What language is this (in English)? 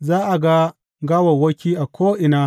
Hausa